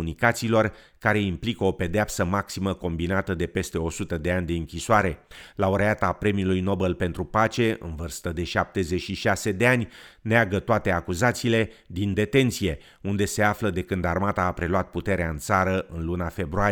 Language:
Romanian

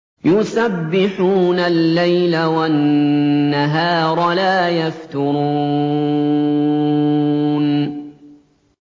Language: Arabic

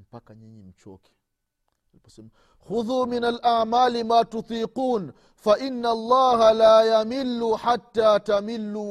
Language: Swahili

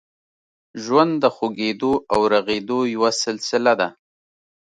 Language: Pashto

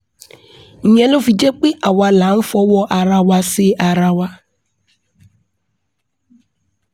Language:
Yoruba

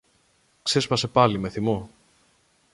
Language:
Greek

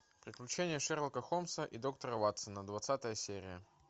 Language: Russian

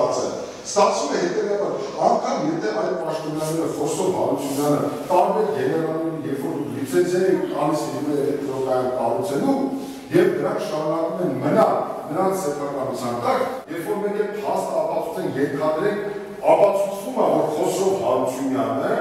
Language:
Turkish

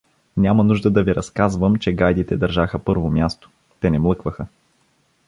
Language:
Bulgarian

